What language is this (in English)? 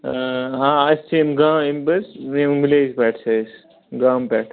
Kashmiri